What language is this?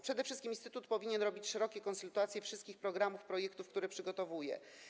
Polish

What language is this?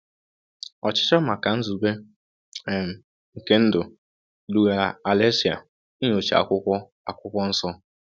Igbo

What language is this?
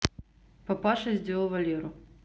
Russian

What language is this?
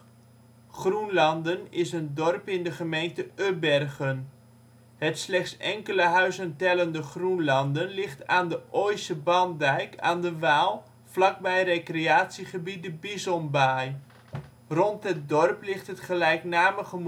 Dutch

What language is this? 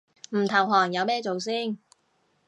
Cantonese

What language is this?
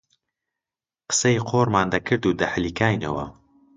Central Kurdish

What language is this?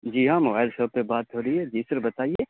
Urdu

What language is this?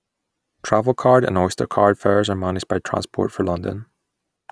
English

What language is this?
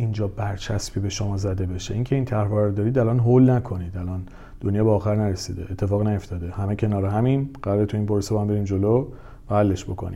Persian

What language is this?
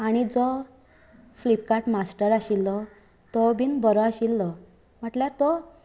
Konkani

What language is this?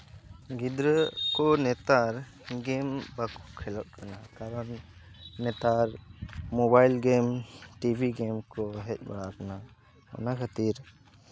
Santali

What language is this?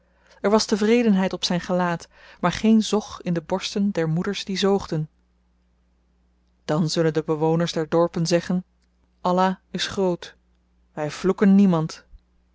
Dutch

